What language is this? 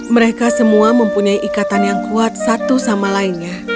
Indonesian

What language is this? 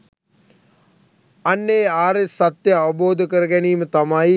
Sinhala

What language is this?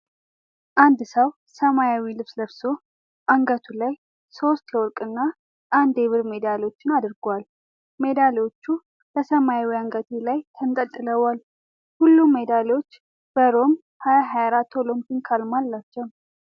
Amharic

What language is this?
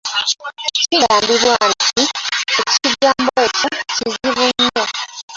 Ganda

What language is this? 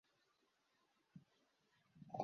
Kinyarwanda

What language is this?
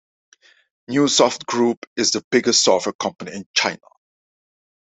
English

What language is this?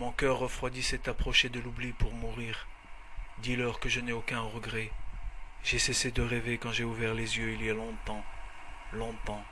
French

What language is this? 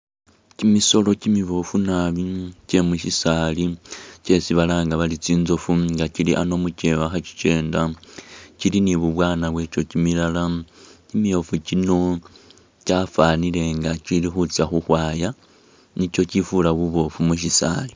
Masaaba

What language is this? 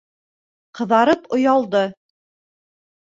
Bashkir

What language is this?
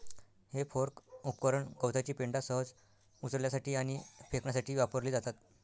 Marathi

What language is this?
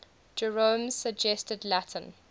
English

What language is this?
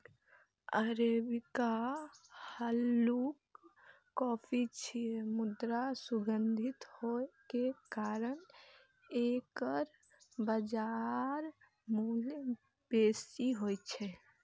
Maithili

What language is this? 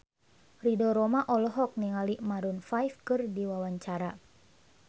Sundanese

